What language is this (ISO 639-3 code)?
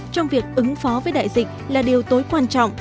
vie